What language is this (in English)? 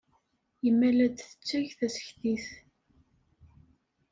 Kabyle